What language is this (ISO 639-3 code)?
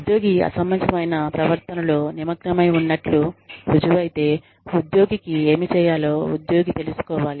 tel